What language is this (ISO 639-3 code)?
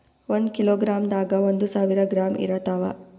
kan